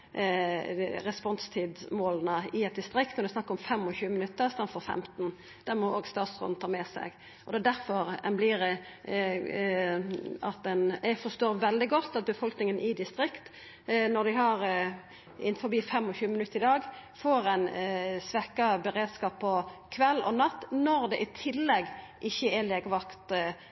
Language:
Norwegian Nynorsk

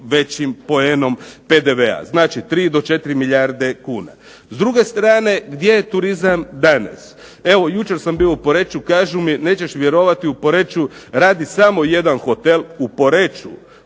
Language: Croatian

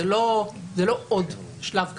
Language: Hebrew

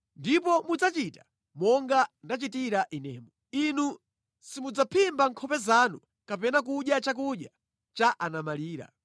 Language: Nyanja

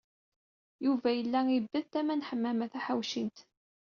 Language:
Kabyle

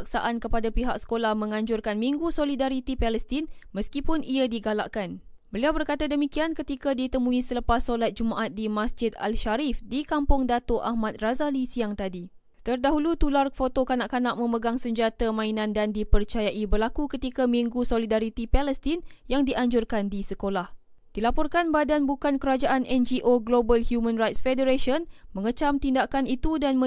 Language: Malay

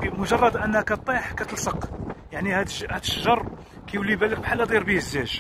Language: Arabic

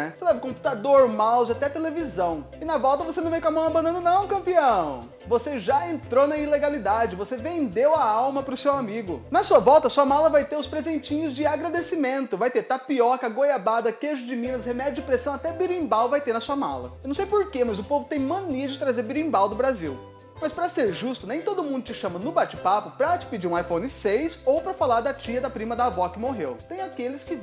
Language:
Portuguese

